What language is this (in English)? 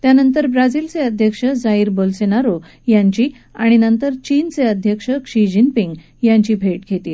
Marathi